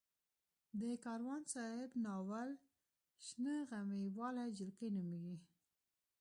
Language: Pashto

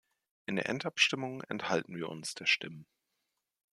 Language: German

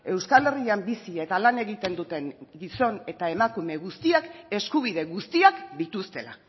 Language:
Basque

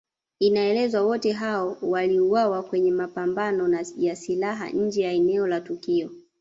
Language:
Swahili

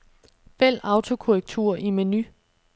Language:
Danish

